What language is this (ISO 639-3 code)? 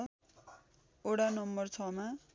nep